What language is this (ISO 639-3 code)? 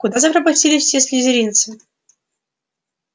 rus